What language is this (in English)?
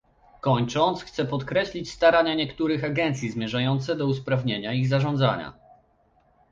Polish